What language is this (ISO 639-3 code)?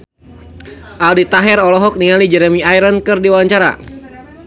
sun